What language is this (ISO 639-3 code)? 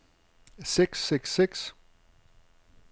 dan